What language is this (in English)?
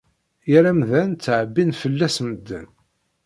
Kabyle